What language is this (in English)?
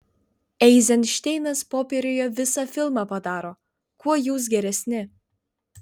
Lithuanian